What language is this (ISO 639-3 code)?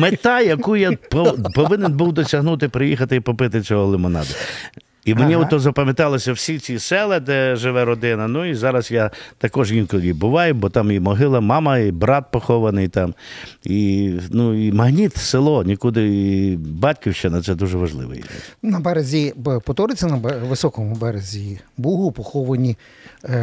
ukr